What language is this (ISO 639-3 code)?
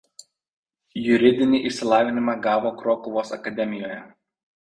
lit